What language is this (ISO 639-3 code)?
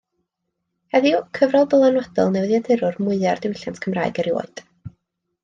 cym